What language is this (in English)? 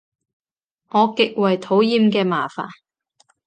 Cantonese